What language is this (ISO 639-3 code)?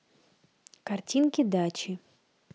rus